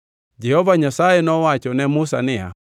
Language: Luo (Kenya and Tanzania)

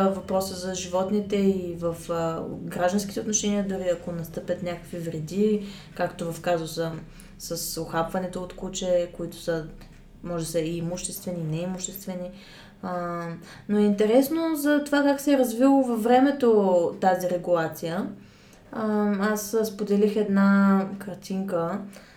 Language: Bulgarian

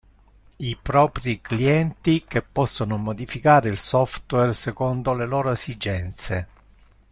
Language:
Italian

